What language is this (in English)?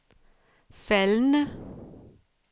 Danish